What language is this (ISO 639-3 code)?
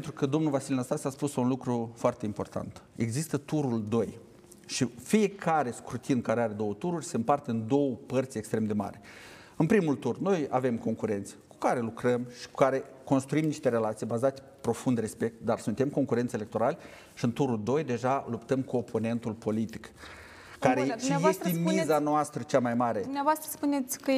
ron